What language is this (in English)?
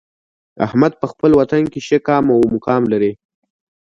Pashto